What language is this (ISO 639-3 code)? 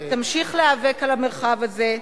heb